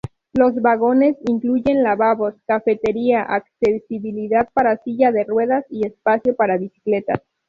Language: Spanish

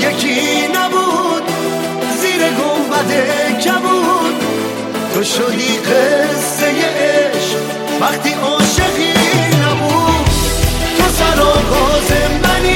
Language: Persian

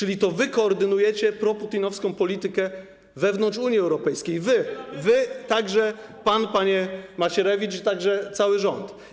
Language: Polish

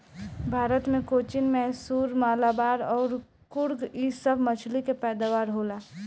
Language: Bhojpuri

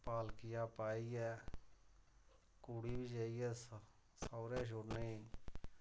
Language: Dogri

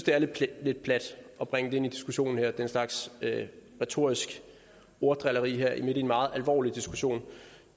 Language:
Danish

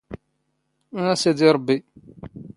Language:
Standard Moroccan Tamazight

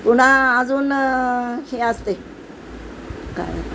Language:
Marathi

